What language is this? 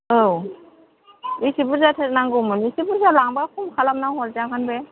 Bodo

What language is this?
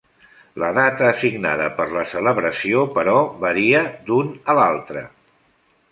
Catalan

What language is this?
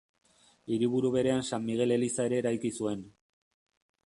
Basque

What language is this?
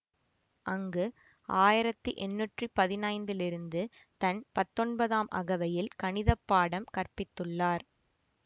Tamil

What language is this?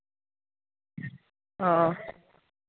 Dogri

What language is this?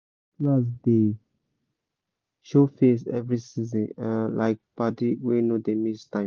Nigerian Pidgin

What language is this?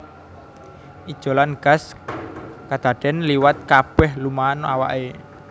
Javanese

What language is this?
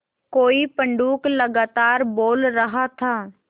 Hindi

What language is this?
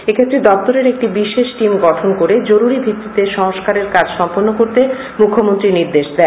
Bangla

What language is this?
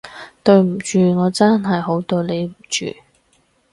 Cantonese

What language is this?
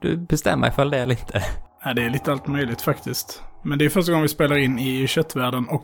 Swedish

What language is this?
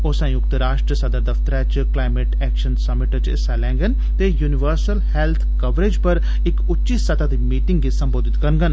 Dogri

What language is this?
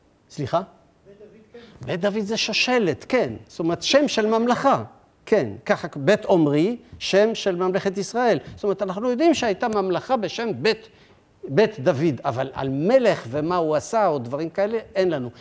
Hebrew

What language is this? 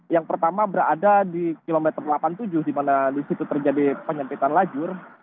Indonesian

